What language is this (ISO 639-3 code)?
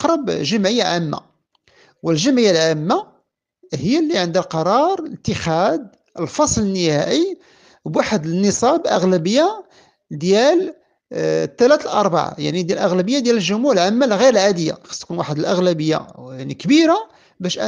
ara